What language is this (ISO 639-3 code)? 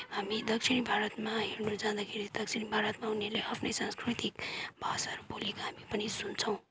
nep